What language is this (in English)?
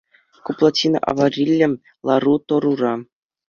Chuvash